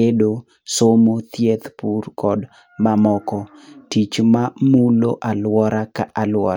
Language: Luo (Kenya and Tanzania)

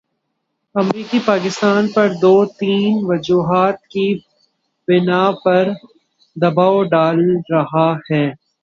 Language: Urdu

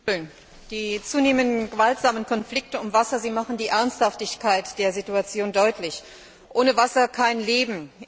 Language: German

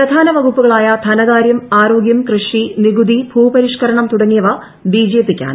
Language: Malayalam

